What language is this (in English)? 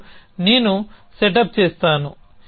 Telugu